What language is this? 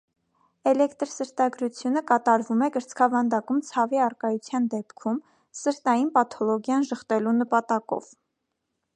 Armenian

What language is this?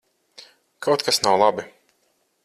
Latvian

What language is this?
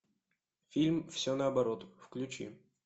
Russian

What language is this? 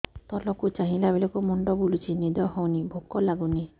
Odia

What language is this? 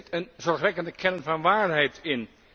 Dutch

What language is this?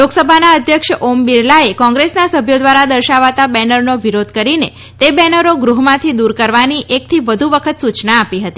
Gujarati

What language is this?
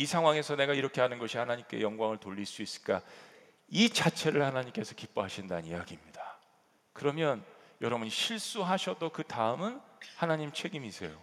Korean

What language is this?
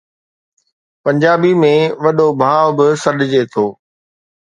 Sindhi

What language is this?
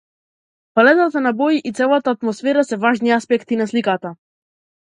Macedonian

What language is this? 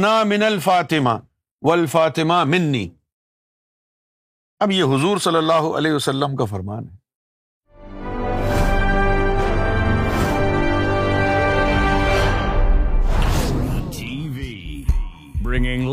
Urdu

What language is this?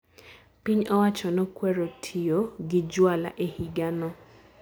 Luo (Kenya and Tanzania)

